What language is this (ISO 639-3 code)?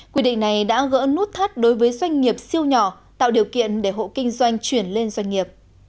vie